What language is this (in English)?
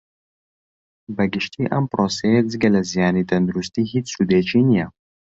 Central Kurdish